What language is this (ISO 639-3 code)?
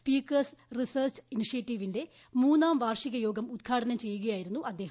mal